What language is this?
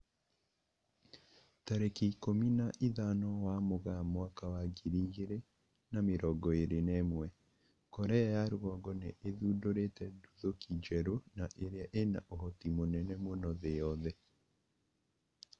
Kikuyu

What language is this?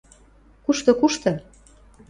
Western Mari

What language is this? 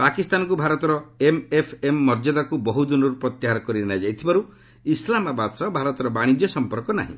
Odia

